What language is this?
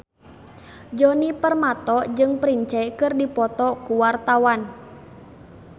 Sundanese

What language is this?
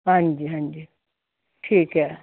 Punjabi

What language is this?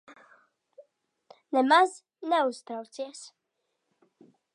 Latvian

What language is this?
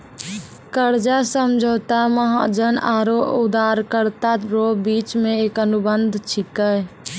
Maithili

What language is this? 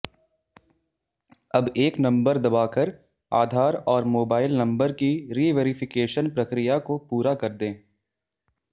Hindi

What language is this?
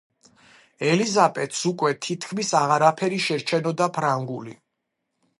Georgian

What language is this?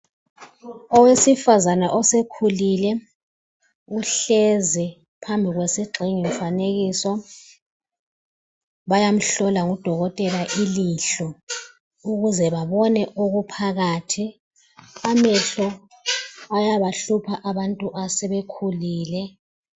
North Ndebele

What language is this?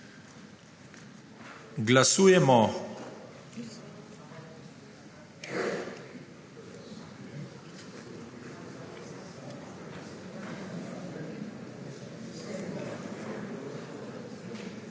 Slovenian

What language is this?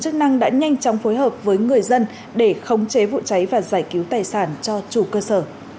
Vietnamese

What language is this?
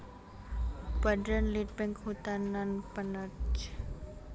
Javanese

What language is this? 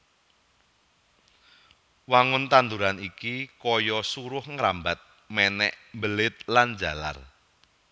Javanese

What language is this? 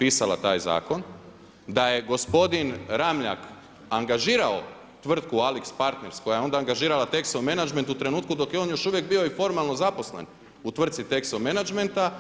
Croatian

